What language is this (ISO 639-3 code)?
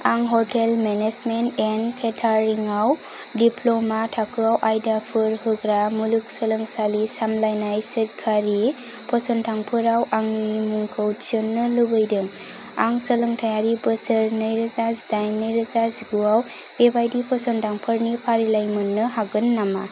brx